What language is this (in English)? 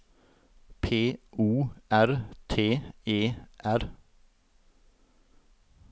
Norwegian